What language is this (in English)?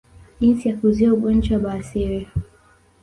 Swahili